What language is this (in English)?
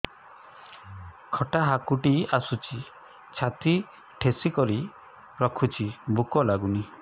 Odia